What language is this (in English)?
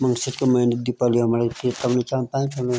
Garhwali